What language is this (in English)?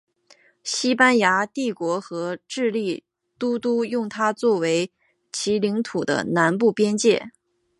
Chinese